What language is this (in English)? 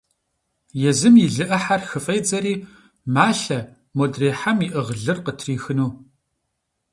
Kabardian